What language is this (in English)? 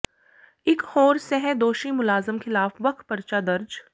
Punjabi